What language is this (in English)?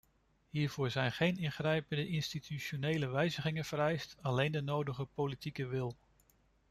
Dutch